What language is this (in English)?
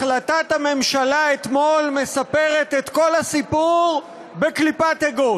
Hebrew